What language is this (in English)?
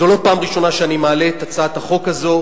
Hebrew